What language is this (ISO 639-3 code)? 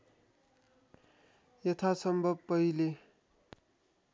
nep